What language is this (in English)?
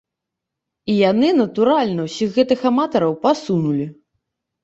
Belarusian